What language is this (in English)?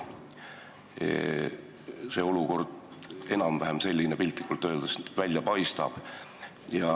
Estonian